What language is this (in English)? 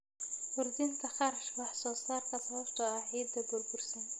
Somali